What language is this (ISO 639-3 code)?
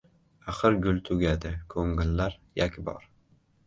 uzb